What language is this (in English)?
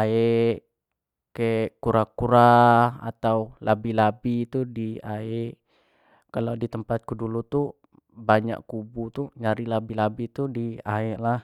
Jambi Malay